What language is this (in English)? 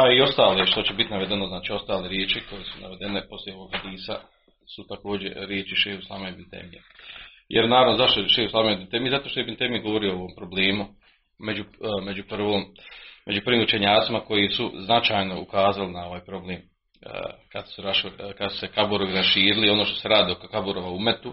Croatian